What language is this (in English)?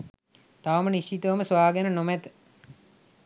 Sinhala